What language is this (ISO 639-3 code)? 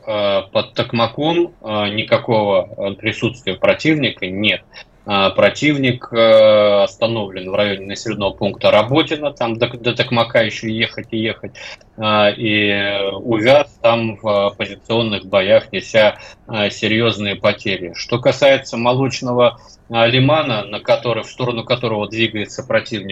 rus